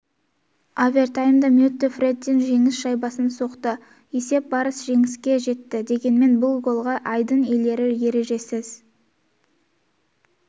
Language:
Kazakh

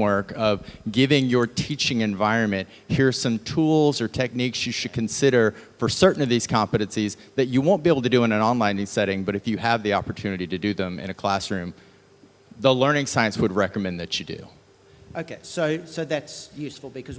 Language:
English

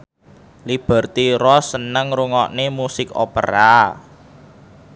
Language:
Javanese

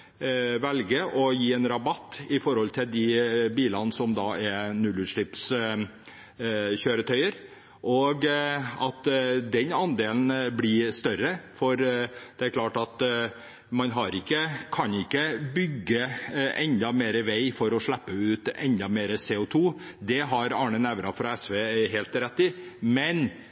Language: Norwegian Bokmål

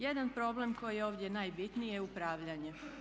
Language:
Croatian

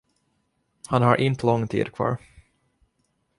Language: Swedish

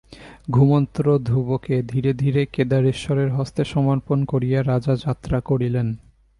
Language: Bangla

